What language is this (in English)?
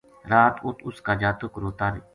Gujari